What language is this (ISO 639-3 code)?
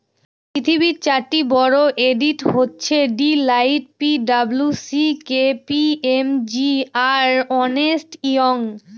ben